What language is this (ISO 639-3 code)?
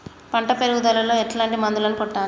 tel